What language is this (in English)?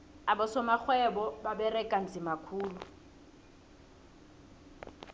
South Ndebele